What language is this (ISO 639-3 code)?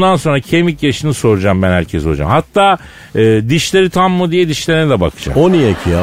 tur